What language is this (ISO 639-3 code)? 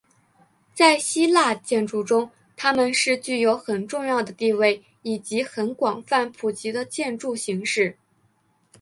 zho